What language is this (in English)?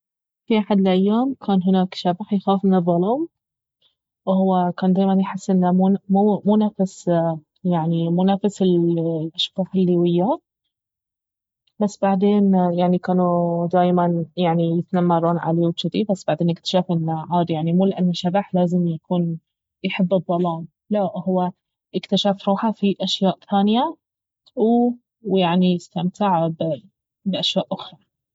Baharna Arabic